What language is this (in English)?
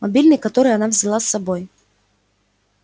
Russian